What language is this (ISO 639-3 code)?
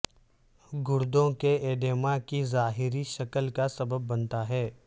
urd